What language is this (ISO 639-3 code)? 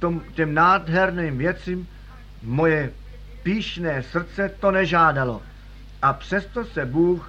ces